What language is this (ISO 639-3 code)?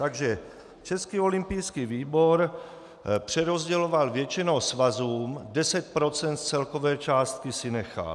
ces